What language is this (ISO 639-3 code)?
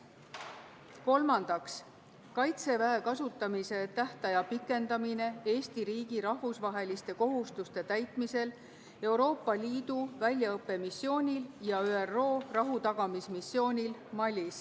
est